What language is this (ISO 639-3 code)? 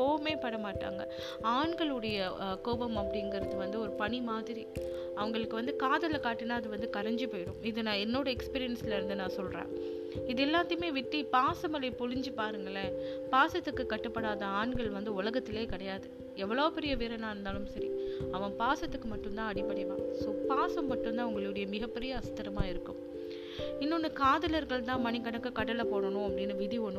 tam